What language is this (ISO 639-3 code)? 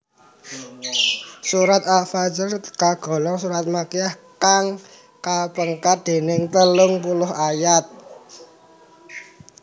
jav